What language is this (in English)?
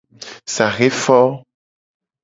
Gen